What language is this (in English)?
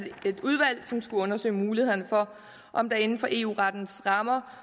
Danish